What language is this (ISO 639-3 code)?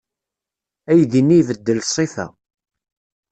kab